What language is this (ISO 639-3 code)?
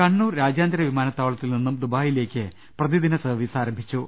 mal